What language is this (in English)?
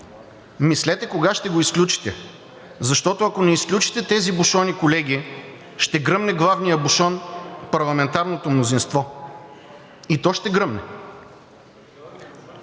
Bulgarian